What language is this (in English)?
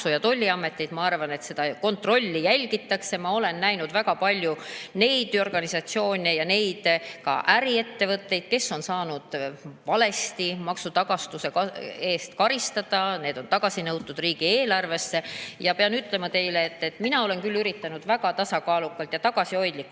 Estonian